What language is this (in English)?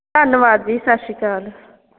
Punjabi